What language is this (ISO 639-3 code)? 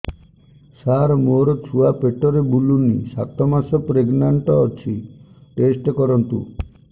ori